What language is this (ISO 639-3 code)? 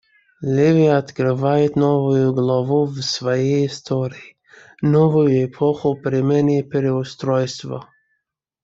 rus